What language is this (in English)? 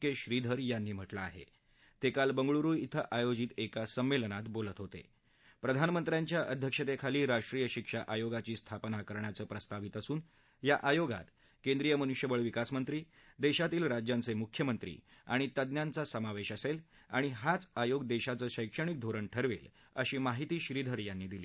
Marathi